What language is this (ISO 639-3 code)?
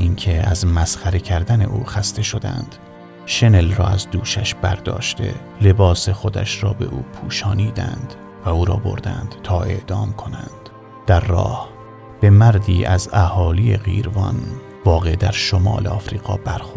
fas